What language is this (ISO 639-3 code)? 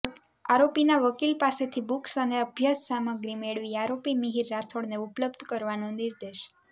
guj